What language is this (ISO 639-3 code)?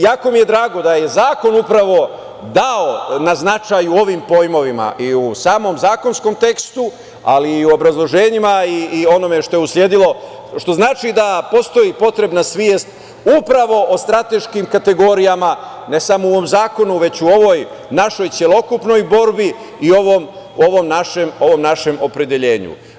srp